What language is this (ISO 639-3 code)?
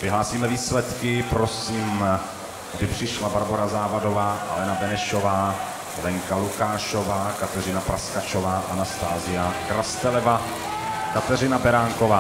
ces